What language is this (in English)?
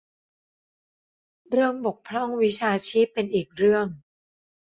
Thai